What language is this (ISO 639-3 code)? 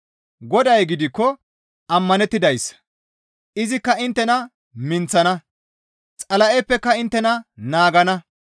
gmv